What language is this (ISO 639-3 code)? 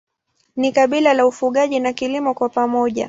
swa